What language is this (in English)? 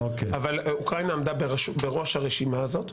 Hebrew